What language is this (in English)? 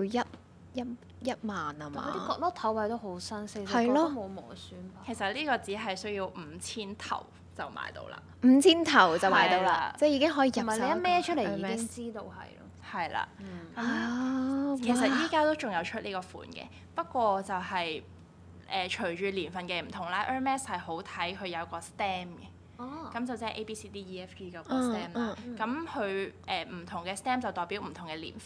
Chinese